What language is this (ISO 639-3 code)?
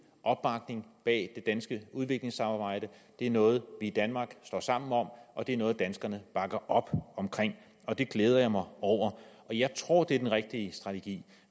dan